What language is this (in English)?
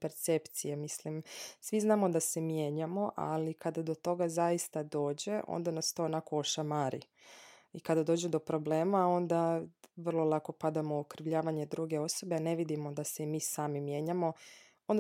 Croatian